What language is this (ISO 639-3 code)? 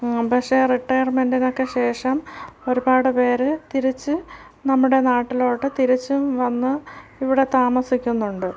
mal